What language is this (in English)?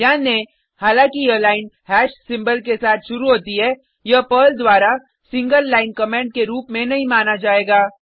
Hindi